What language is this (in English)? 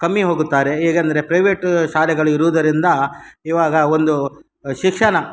Kannada